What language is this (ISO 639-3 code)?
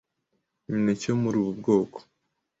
kin